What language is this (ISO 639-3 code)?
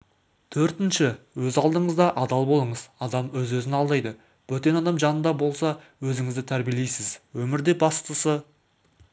kaz